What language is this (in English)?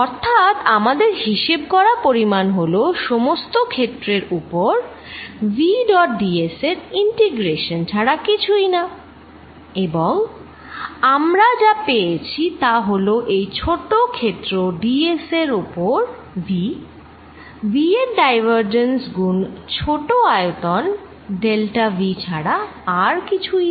Bangla